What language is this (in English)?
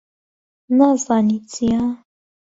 Central Kurdish